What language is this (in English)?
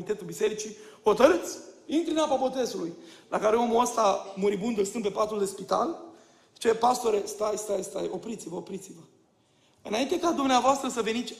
Romanian